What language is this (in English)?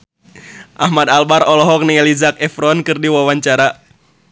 Sundanese